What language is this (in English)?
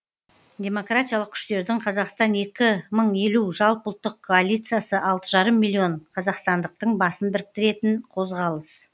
Kazakh